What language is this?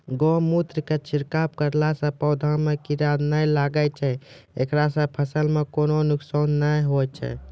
Maithili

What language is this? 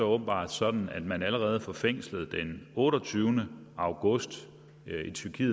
Danish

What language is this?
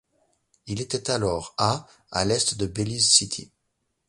French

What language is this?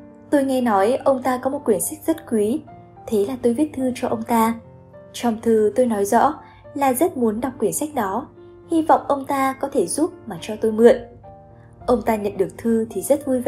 Vietnamese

